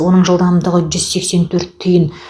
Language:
Kazakh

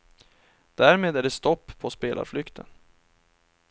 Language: Swedish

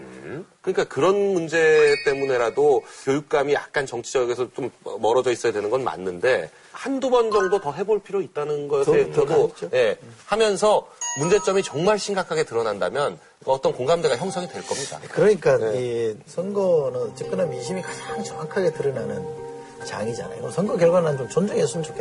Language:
Korean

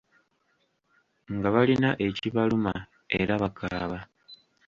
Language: Ganda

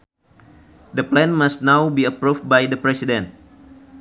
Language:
Sundanese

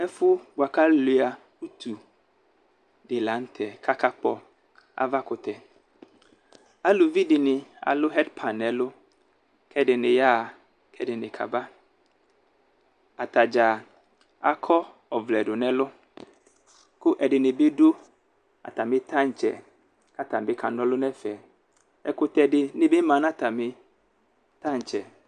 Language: Ikposo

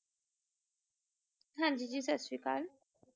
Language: Punjabi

